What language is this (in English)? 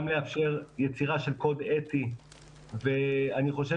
Hebrew